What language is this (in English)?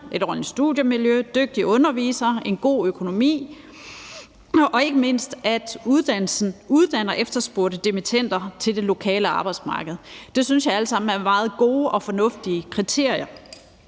Danish